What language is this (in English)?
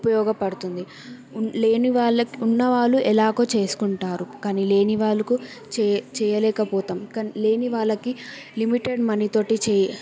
Telugu